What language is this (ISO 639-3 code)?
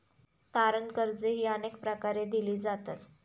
mar